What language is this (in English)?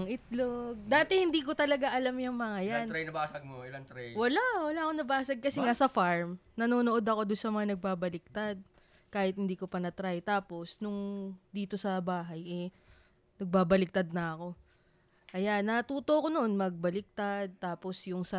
Filipino